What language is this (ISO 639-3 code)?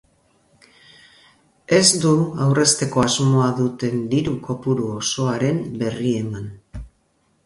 eus